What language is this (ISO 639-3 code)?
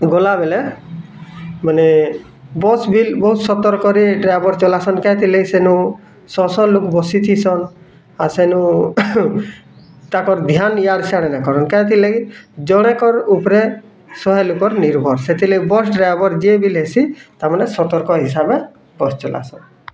ori